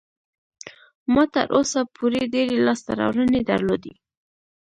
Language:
Pashto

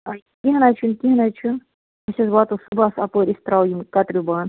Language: Kashmiri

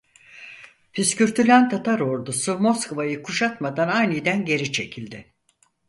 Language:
Turkish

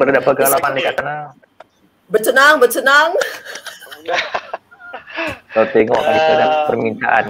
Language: Malay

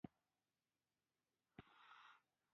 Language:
Pashto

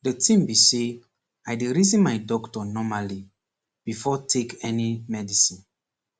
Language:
Nigerian Pidgin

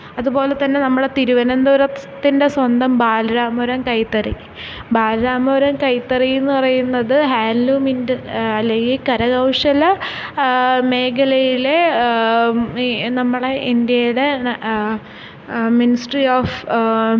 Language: Malayalam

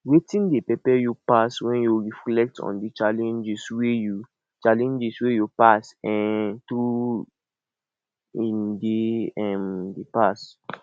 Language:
Nigerian Pidgin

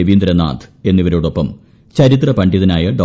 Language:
Malayalam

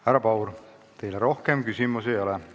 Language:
Estonian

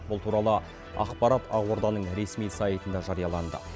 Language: Kazakh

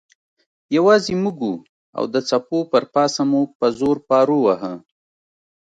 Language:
Pashto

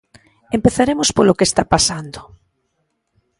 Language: Galician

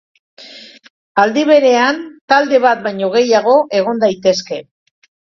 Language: Basque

